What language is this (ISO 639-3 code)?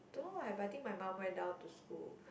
eng